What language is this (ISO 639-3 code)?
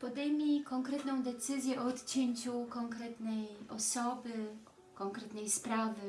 pol